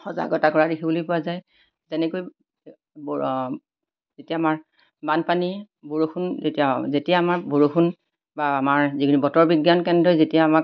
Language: Assamese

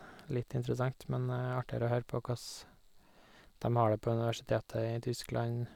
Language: Norwegian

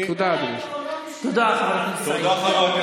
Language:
Hebrew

